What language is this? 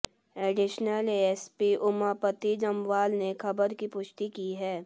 Hindi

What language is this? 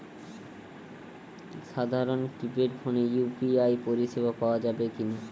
Bangla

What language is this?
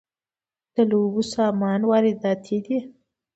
Pashto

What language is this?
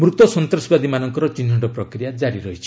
Odia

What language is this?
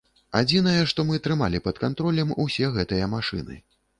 Belarusian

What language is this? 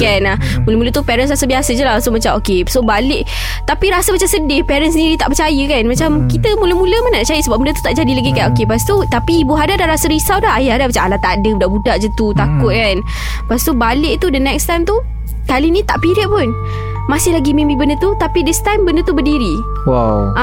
Malay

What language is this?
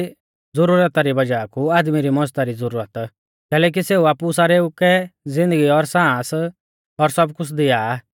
Mahasu Pahari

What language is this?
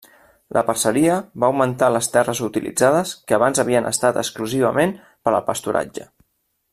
Catalan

